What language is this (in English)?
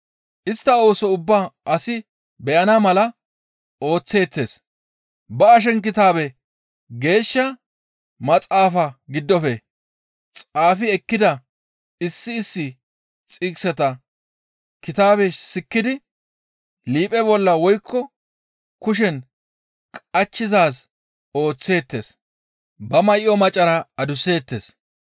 Gamo